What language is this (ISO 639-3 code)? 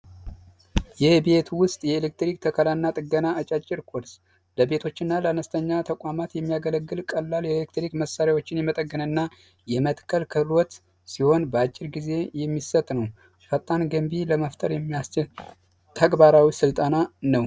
amh